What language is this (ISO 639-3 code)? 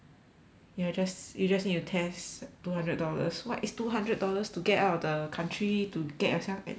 eng